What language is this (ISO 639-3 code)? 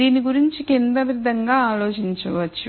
tel